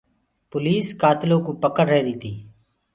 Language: Gurgula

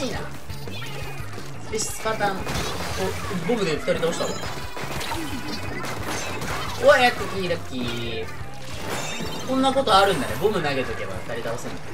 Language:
Japanese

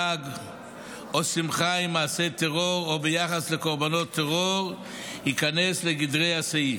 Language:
Hebrew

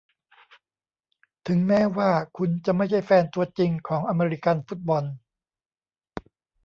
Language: Thai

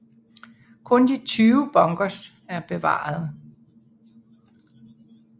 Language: Danish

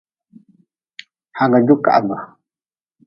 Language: Nawdm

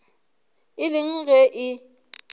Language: Northern Sotho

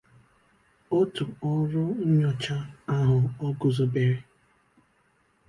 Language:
Igbo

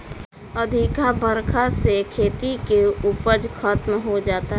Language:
Bhojpuri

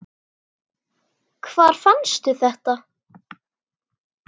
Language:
Icelandic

